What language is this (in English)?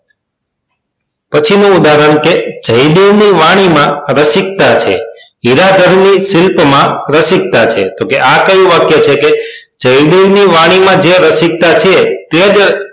Gujarati